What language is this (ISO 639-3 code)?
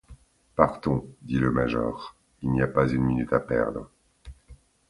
fra